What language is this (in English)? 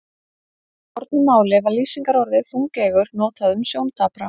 Icelandic